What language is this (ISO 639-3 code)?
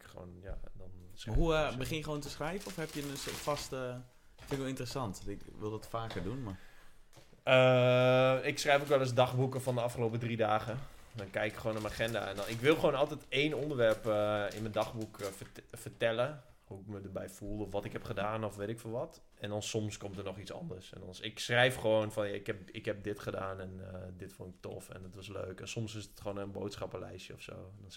nld